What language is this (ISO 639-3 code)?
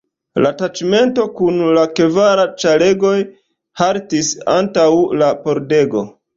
epo